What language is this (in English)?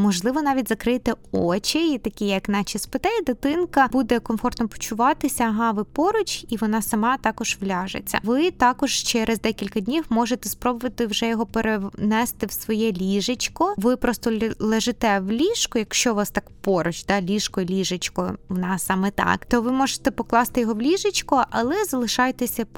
Ukrainian